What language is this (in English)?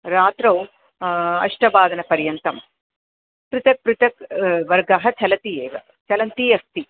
Sanskrit